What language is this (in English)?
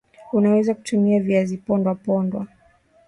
Swahili